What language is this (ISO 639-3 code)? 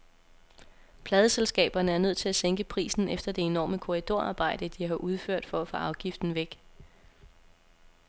dan